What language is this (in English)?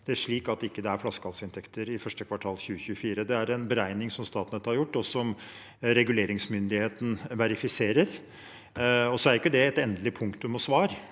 Norwegian